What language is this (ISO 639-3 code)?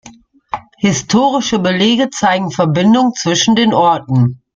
deu